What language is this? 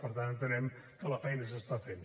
Catalan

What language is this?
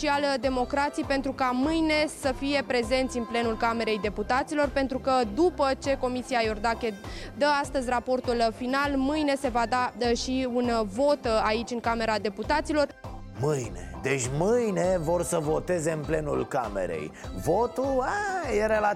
Romanian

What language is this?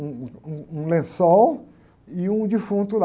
Portuguese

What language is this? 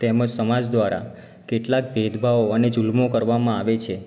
Gujarati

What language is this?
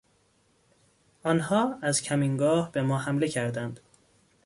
Persian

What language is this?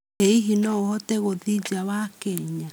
Kikuyu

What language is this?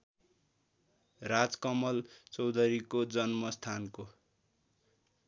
Nepali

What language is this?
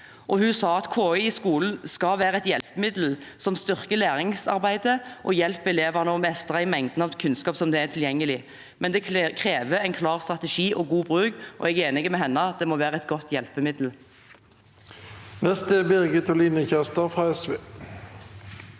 Norwegian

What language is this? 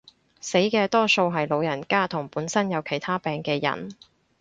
Cantonese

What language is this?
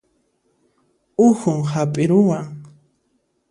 Puno Quechua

